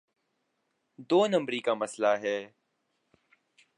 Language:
Urdu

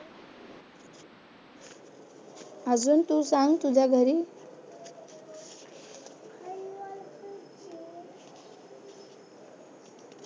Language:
Marathi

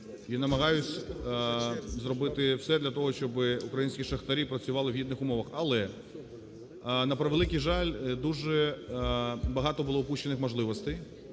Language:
Ukrainian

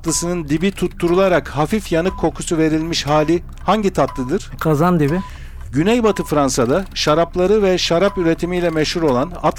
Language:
Turkish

